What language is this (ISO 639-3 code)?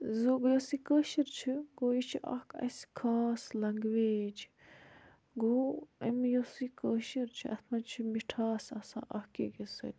kas